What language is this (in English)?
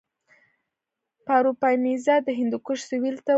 Pashto